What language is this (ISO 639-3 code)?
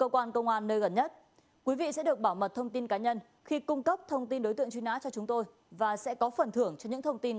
vie